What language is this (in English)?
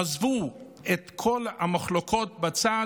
Hebrew